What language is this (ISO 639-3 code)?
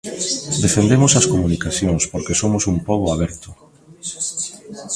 glg